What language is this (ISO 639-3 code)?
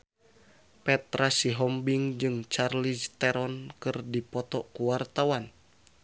sun